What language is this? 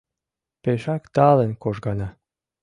Mari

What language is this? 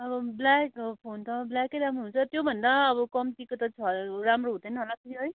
Nepali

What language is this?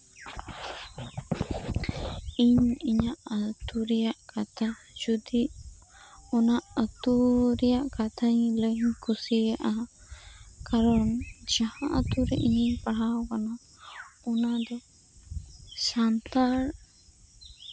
Santali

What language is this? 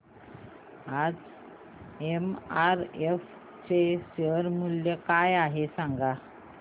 Marathi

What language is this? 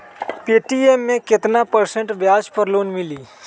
Magahi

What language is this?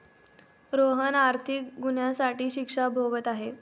Marathi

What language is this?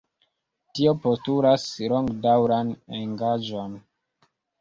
Esperanto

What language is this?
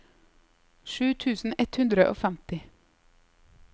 Norwegian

